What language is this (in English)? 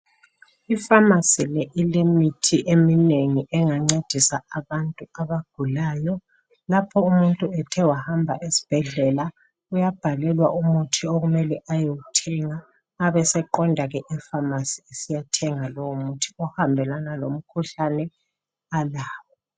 North Ndebele